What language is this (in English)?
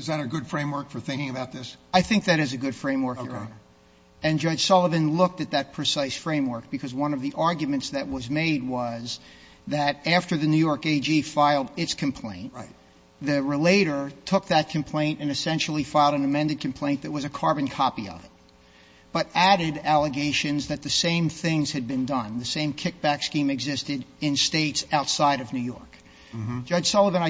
English